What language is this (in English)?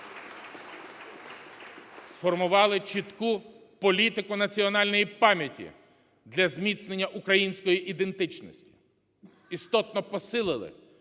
Ukrainian